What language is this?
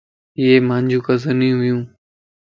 Lasi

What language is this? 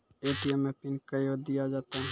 Maithili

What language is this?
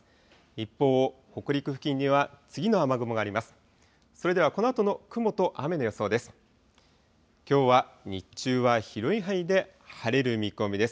Japanese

